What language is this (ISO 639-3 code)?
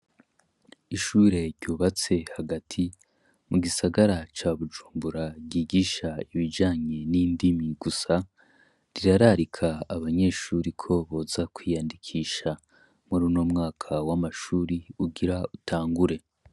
run